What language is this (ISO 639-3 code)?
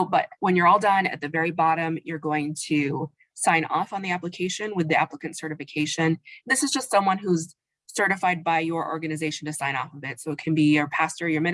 eng